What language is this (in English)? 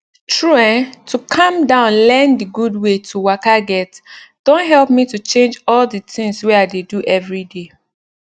Nigerian Pidgin